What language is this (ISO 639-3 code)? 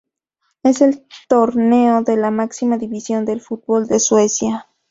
spa